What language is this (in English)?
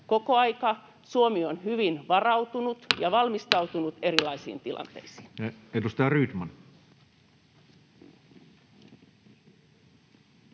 Finnish